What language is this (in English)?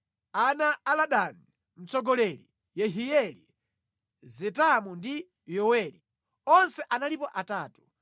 Nyanja